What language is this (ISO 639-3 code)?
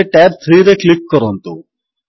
ori